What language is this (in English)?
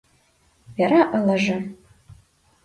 Mari